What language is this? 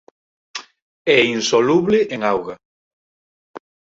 Galician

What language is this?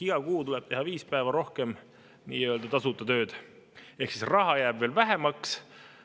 Estonian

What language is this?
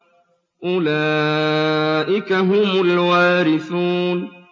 Arabic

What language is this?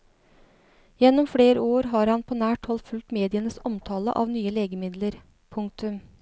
Norwegian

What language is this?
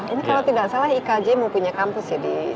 Indonesian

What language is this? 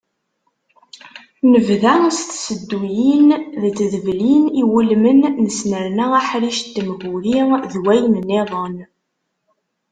Kabyle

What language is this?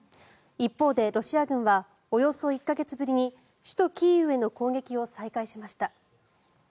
Japanese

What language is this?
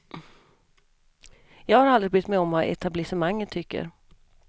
Swedish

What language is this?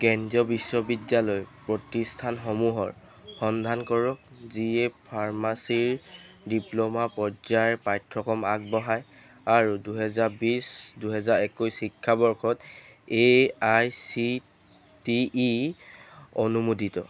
Assamese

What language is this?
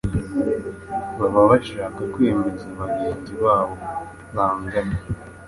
Kinyarwanda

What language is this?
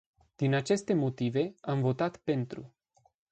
Romanian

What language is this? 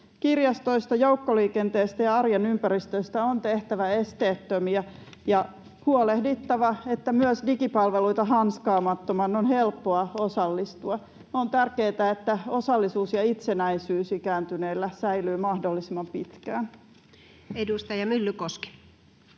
Finnish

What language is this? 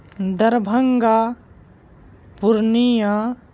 Urdu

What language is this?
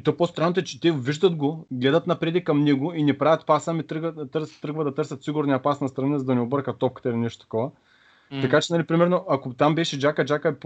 Bulgarian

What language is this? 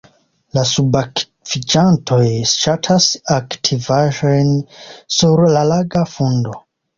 Esperanto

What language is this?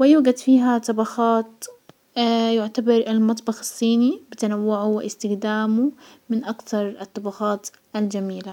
Hijazi Arabic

